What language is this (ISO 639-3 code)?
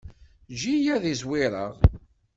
kab